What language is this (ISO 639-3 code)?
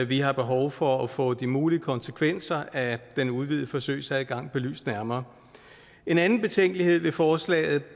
dan